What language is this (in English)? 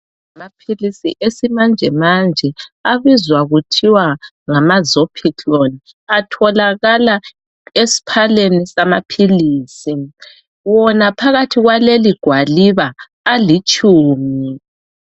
North Ndebele